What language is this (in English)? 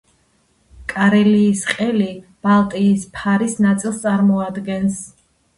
Georgian